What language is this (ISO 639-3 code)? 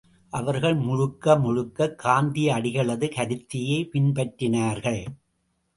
tam